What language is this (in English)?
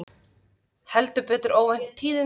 Icelandic